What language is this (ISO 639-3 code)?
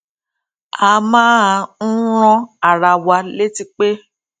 yor